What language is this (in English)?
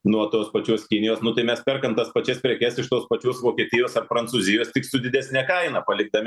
Lithuanian